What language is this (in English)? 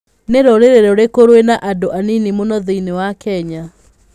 Kikuyu